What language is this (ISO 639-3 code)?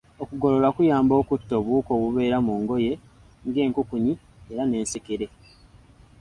lug